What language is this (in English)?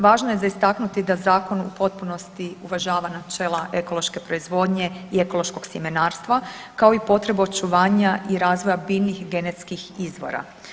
Croatian